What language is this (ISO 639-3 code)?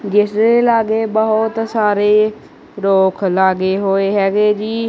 pan